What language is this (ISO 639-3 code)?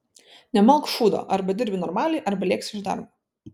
lit